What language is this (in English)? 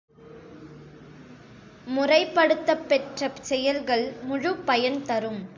Tamil